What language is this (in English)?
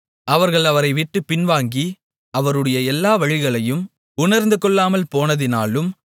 Tamil